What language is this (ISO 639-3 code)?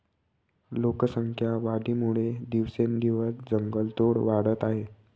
mar